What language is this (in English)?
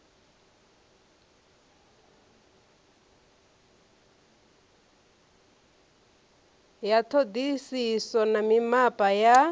Venda